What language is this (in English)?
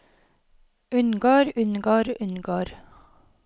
Norwegian